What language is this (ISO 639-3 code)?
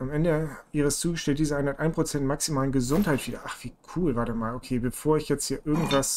deu